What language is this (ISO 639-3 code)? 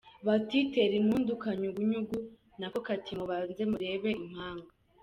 kin